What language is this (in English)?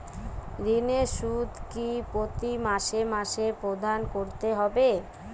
Bangla